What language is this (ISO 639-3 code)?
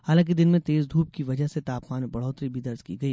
hin